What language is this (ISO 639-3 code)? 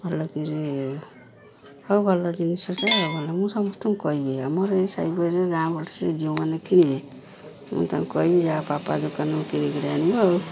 ori